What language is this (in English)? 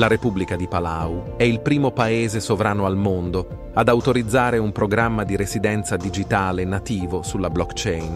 Italian